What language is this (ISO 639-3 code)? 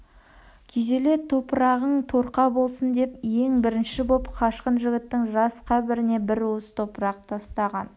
kaz